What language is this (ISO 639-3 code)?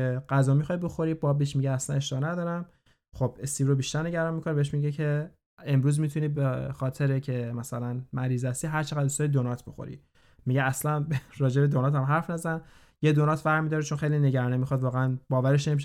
fas